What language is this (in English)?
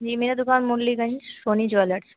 Hindi